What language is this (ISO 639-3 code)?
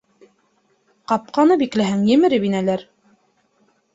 bak